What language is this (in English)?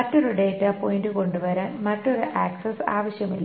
Malayalam